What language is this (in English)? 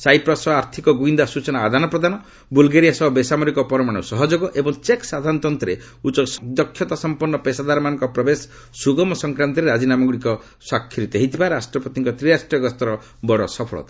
Odia